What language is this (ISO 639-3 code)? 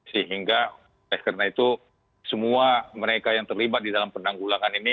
ind